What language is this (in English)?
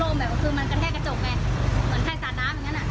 Thai